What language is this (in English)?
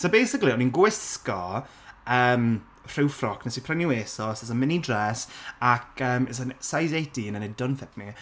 Welsh